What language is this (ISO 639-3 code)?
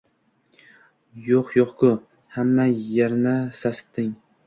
uzb